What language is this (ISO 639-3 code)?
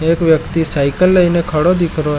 mwr